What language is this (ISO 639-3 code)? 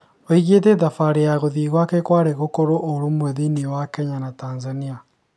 kik